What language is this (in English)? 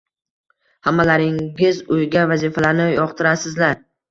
Uzbek